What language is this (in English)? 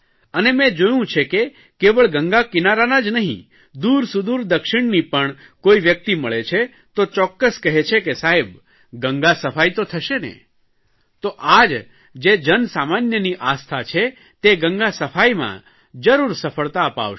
Gujarati